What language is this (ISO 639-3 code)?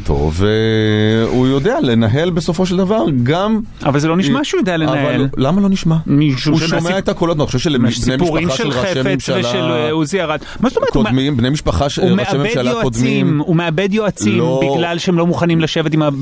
heb